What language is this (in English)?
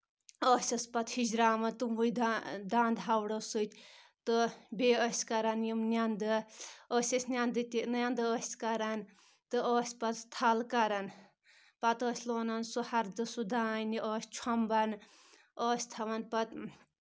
Kashmiri